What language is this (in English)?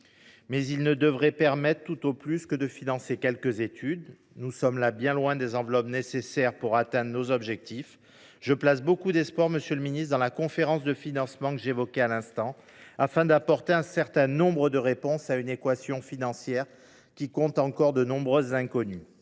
French